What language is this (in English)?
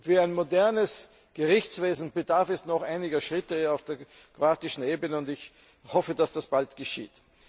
German